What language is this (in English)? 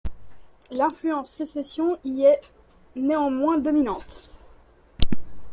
French